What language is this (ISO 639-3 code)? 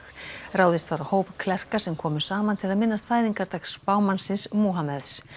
isl